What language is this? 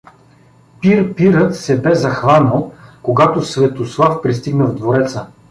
Bulgarian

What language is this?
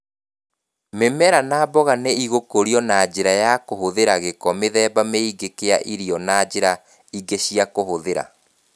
Kikuyu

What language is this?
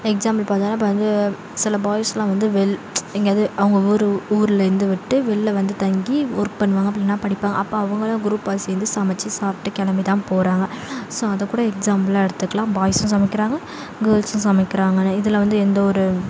Tamil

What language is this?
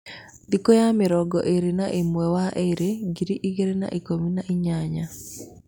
Kikuyu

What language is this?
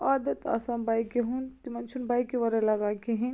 Kashmiri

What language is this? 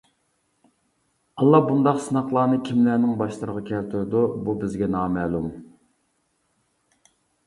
Uyghur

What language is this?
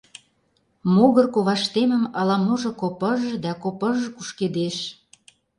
Mari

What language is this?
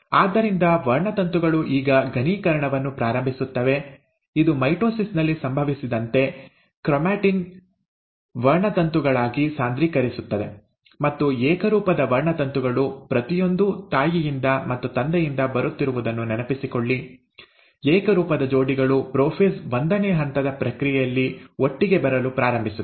Kannada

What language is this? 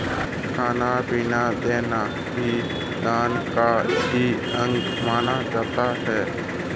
Hindi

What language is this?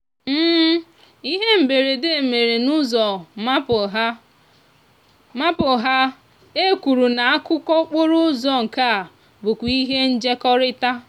Igbo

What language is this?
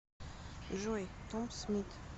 Russian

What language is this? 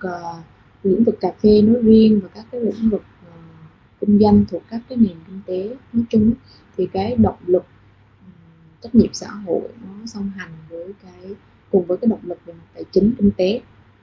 Vietnamese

